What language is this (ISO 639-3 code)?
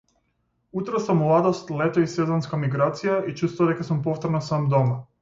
mkd